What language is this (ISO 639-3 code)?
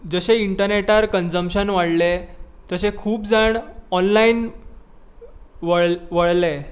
kok